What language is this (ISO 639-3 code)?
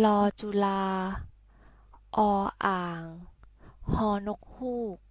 tha